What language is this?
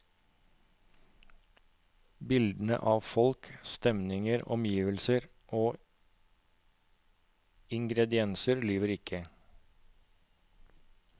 Norwegian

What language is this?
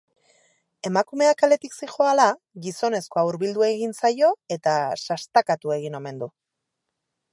Basque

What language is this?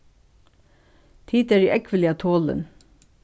Faroese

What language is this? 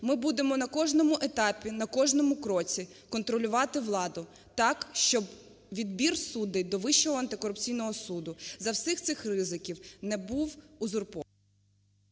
Ukrainian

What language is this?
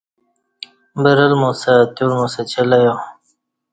Kati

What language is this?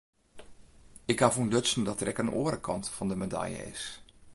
Western Frisian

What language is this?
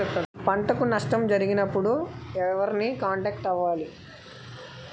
Telugu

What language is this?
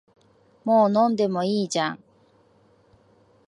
Japanese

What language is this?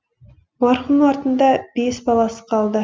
Kazakh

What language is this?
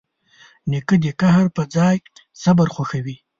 Pashto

